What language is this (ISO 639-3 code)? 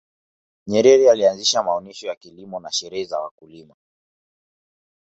swa